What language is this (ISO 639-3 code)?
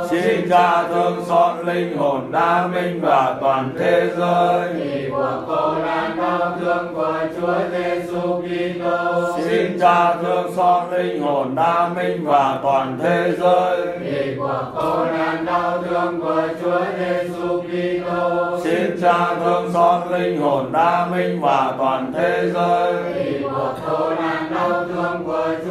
vie